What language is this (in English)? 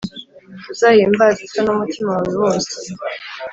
Kinyarwanda